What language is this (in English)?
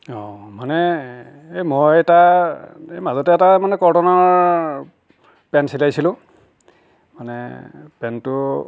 Assamese